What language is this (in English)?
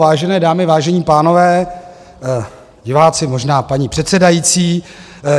Czech